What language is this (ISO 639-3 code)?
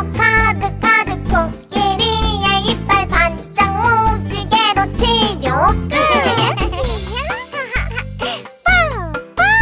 kor